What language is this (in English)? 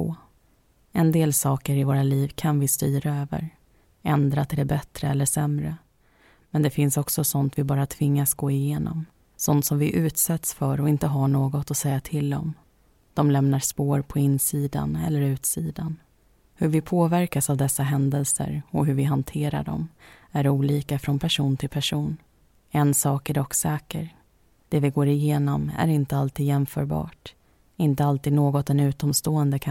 Swedish